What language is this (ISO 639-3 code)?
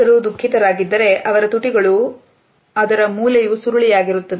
kan